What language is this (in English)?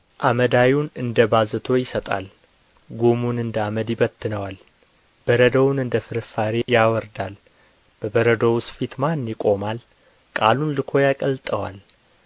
Amharic